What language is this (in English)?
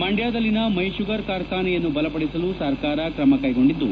Kannada